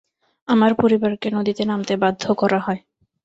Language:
Bangla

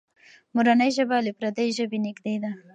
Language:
Pashto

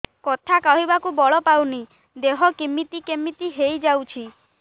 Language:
Odia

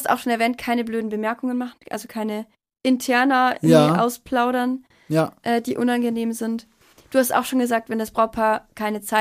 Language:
German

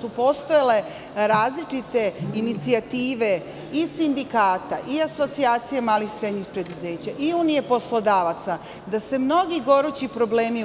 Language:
Serbian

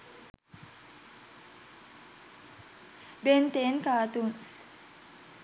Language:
Sinhala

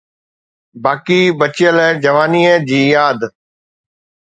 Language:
Sindhi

